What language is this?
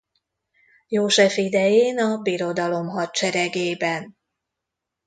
Hungarian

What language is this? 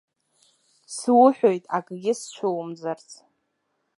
Abkhazian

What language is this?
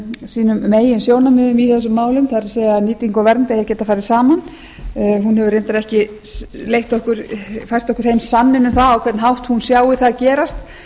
Icelandic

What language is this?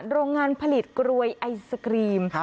Thai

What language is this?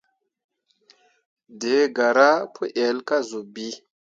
Mundang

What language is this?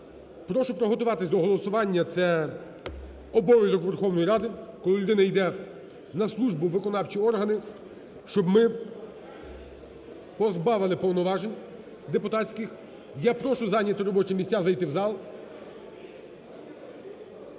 Ukrainian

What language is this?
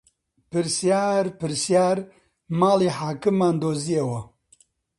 Central Kurdish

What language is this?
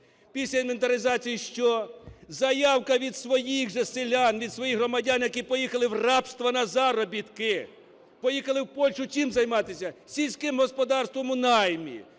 Ukrainian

